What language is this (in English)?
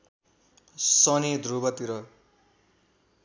Nepali